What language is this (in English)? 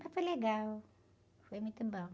Portuguese